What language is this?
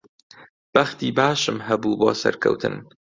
Central Kurdish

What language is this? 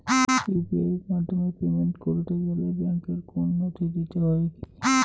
Bangla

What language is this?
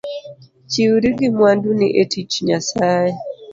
Luo (Kenya and Tanzania)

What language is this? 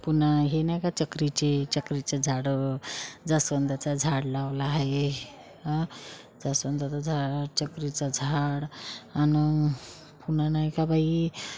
Marathi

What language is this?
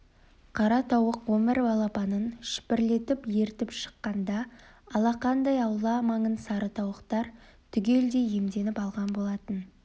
Kazakh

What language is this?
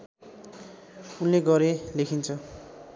Nepali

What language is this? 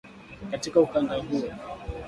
Swahili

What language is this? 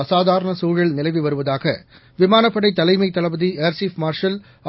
Tamil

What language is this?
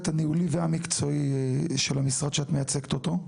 Hebrew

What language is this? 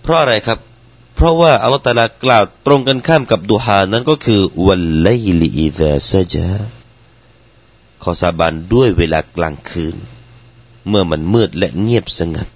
Thai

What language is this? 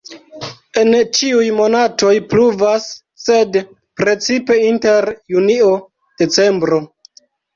Esperanto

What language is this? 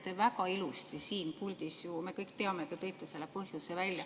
Estonian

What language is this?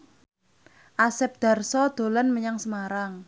Javanese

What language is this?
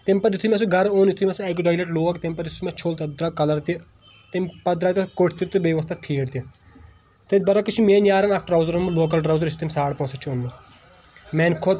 Kashmiri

